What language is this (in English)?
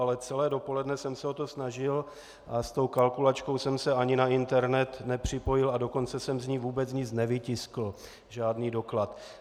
Czech